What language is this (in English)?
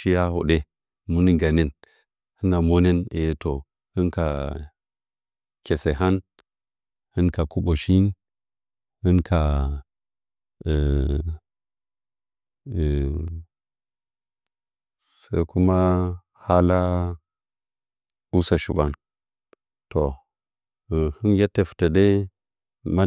Nzanyi